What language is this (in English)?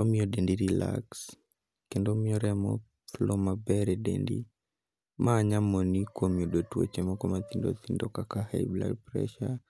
Luo (Kenya and Tanzania)